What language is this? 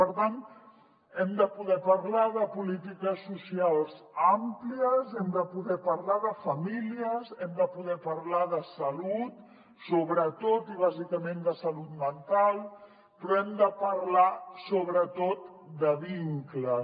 Catalan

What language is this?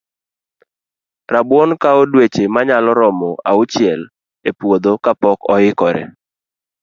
Luo (Kenya and Tanzania)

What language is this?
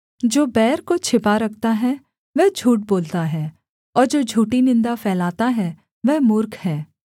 Hindi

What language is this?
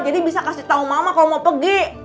Indonesian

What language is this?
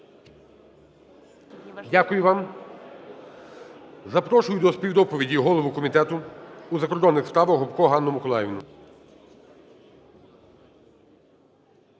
Ukrainian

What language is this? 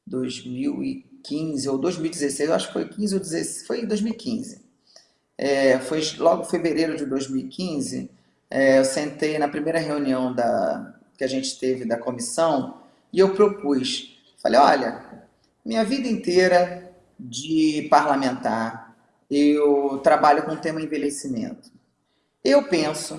Portuguese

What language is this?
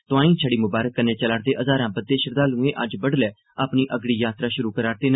Dogri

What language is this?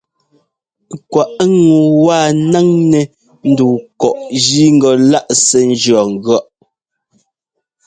Ngomba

